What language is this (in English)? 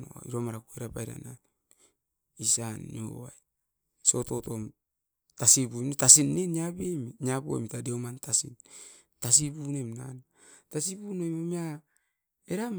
Askopan